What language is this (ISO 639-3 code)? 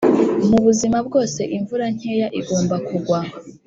kin